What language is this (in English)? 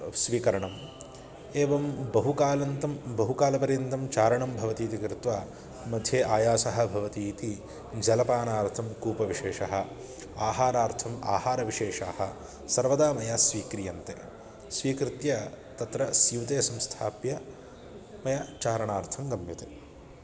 Sanskrit